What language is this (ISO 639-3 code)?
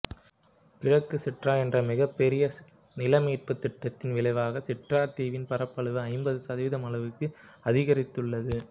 tam